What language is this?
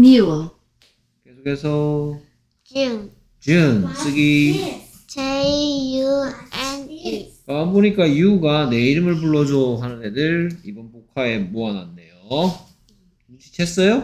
Korean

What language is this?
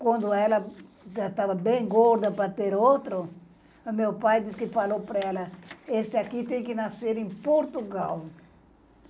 Portuguese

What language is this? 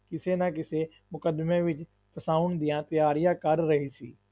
Punjabi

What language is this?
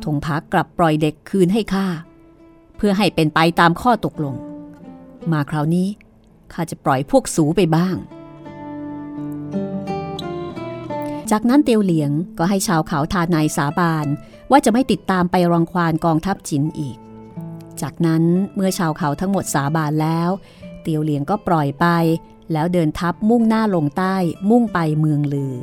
Thai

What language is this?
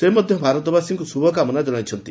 Odia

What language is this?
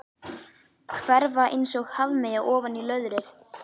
Icelandic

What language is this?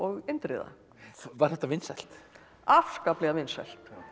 Icelandic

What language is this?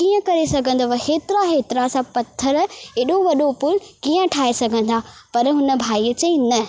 Sindhi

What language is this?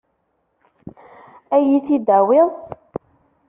Kabyle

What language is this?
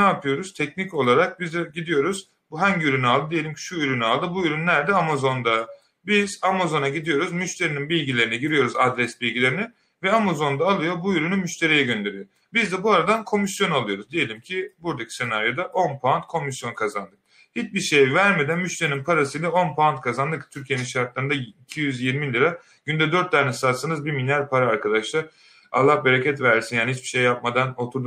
Turkish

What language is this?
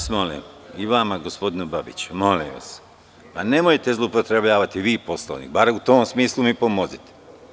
Serbian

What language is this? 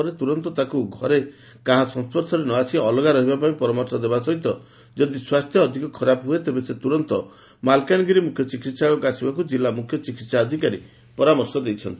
Odia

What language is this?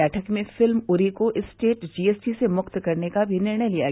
Hindi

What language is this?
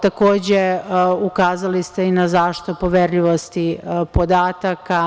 Serbian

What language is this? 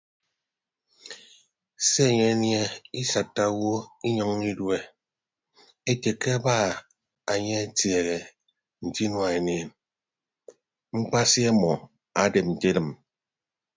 Ibibio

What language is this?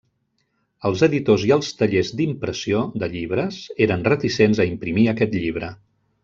Catalan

